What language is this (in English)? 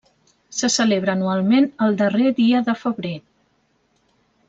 Catalan